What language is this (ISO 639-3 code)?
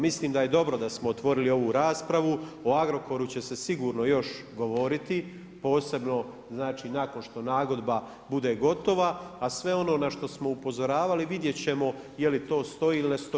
hrv